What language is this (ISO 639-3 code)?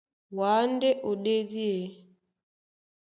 dua